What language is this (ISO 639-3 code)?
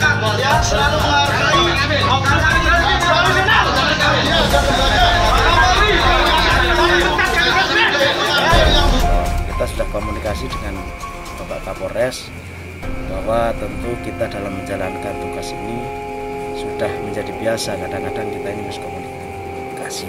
ind